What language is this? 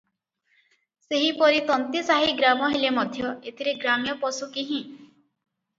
Odia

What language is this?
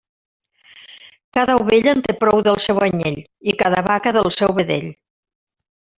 Catalan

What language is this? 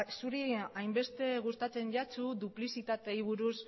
Basque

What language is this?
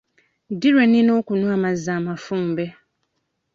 Ganda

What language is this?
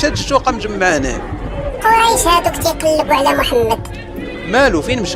Arabic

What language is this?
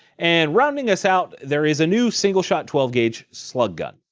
English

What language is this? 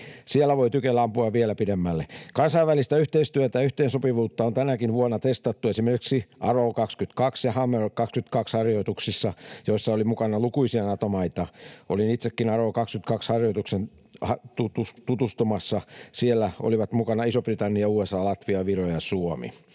Finnish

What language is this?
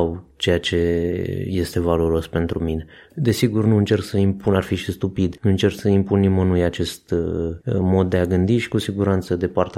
Romanian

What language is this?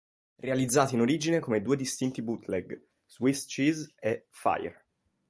Italian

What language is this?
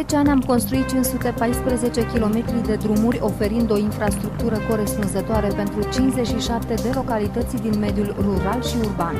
Romanian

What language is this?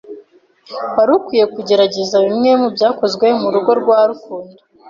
Kinyarwanda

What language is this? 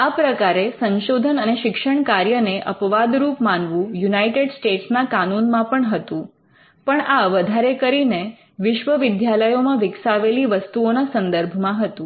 Gujarati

